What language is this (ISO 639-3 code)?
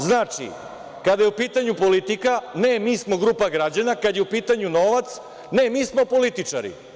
srp